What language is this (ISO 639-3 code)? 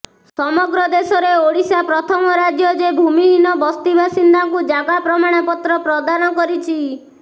ori